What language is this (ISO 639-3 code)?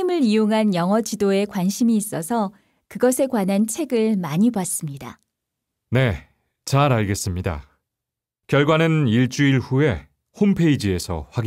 kor